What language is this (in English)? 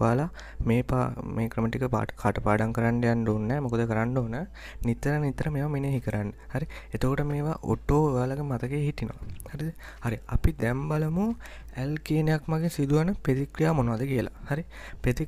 Indonesian